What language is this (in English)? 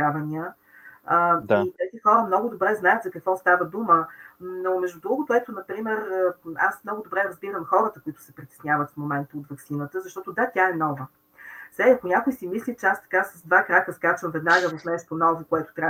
Bulgarian